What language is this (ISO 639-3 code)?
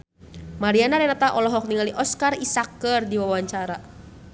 sun